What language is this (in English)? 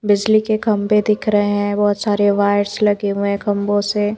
Hindi